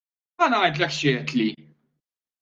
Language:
Maltese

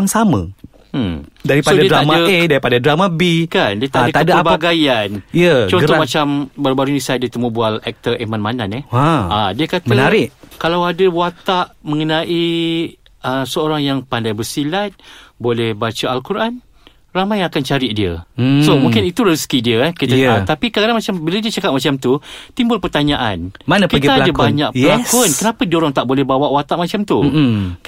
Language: Malay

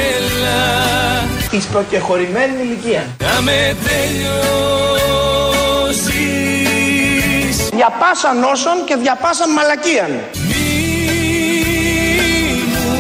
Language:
Greek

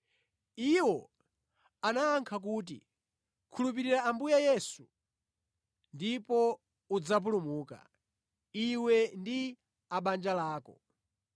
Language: Nyanja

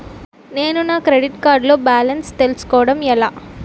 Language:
Telugu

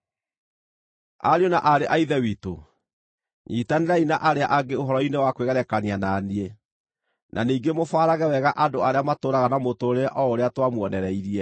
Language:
Kikuyu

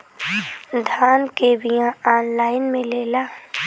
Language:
Bhojpuri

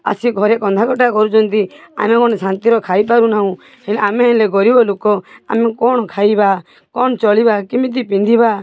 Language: Odia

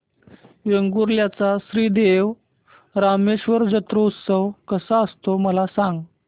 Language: Marathi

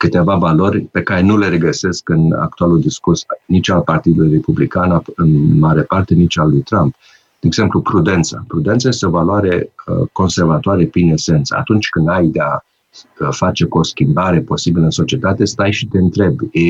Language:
Romanian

